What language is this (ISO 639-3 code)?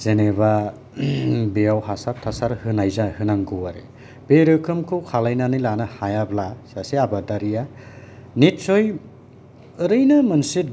brx